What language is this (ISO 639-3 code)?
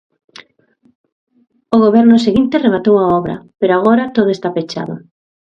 glg